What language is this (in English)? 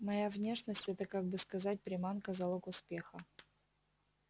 Russian